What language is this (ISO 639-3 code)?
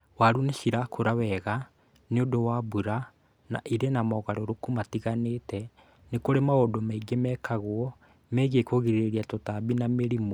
kik